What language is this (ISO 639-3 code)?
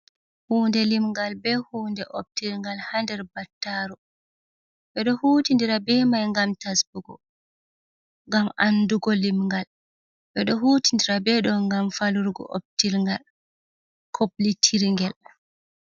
ful